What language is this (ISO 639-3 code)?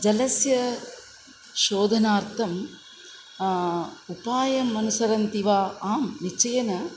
san